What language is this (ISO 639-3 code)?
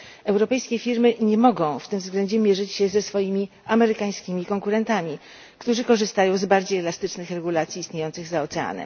pol